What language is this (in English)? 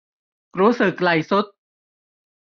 Thai